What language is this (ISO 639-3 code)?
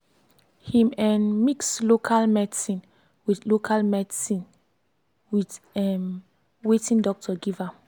pcm